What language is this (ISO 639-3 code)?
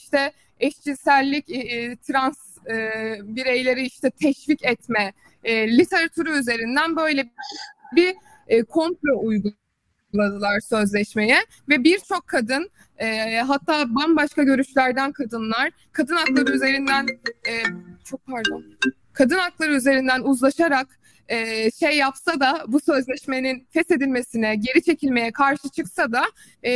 tur